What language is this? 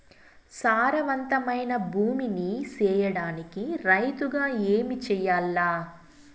Telugu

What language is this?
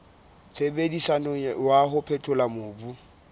Southern Sotho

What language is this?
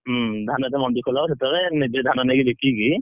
Odia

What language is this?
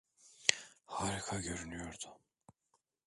Turkish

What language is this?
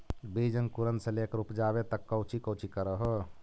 Magahi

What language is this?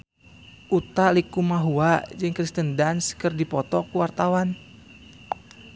Sundanese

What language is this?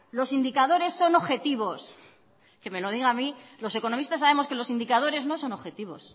Spanish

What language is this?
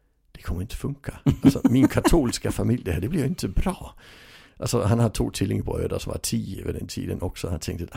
Swedish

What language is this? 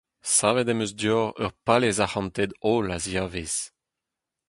Breton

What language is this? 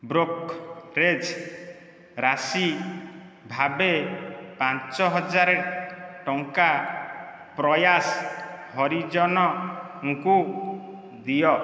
Odia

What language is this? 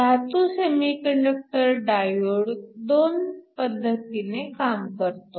Marathi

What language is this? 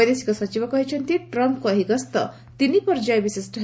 Odia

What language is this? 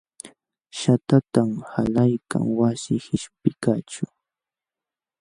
Jauja Wanca Quechua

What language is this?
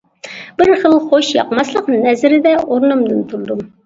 Uyghur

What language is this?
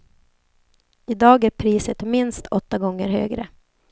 Swedish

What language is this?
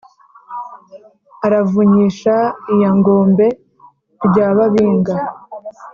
Kinyarwanda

